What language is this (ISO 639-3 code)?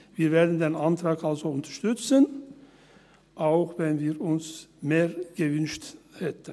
gsw